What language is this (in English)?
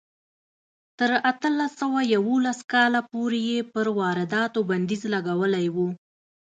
Pashto